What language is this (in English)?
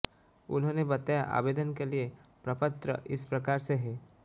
Hindi